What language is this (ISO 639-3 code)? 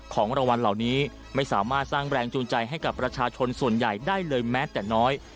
tha